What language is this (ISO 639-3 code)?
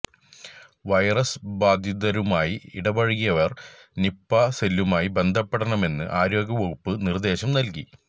mal